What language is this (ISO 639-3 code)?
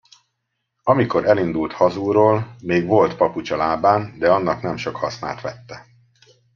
hun